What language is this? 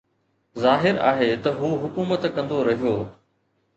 Sindhi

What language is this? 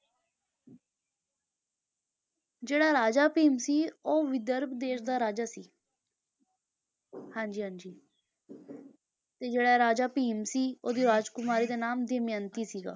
Punjabi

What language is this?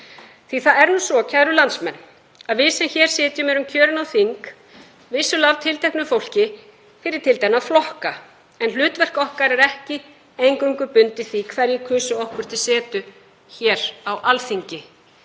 Icelandic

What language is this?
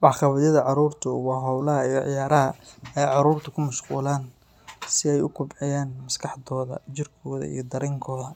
Somali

